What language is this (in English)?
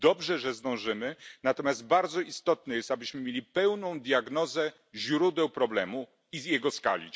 Polish